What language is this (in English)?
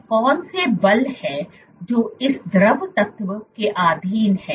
Hindi